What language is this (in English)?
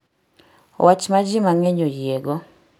Luo (Kenya and Tanzania)